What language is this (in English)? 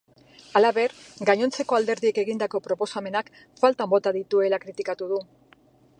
Basque